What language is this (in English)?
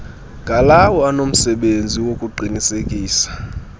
Xhosa